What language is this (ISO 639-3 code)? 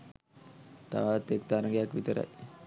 sin